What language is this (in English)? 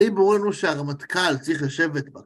Hebrew